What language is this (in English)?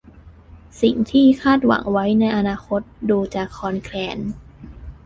Thai